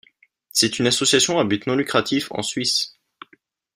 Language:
French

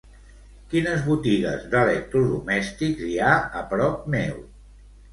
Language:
Catalan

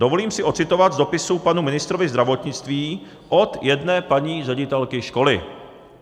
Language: Czech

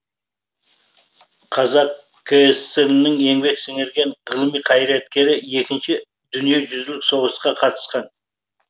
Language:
Kazakh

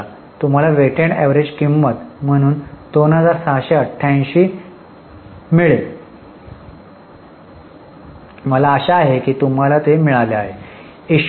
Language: Marathi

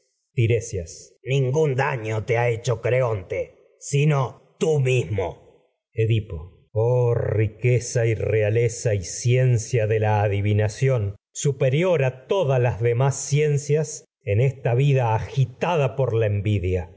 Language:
Spanish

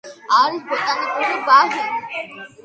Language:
Georgian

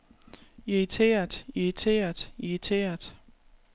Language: Danish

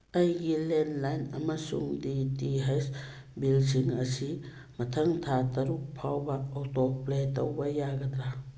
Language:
Manipuri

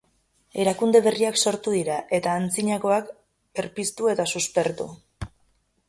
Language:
Basque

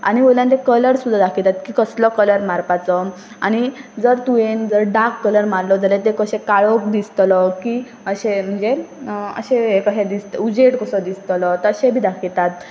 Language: Konkani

